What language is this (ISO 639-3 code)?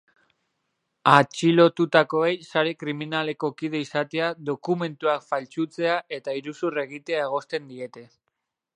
eus